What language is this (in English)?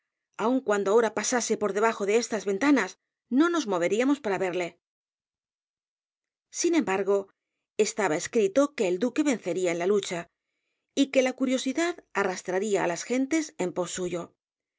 Spanish